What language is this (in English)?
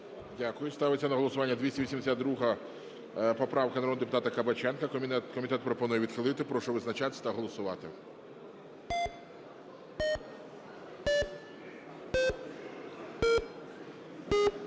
Ukrainian